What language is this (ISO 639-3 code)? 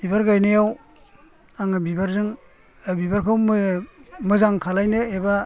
brx